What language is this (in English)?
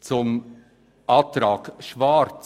Swiss German